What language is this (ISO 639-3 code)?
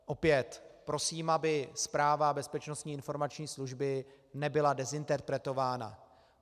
ces